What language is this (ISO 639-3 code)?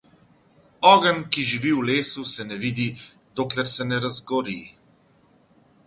slv